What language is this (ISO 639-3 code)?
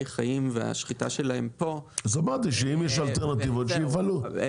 heb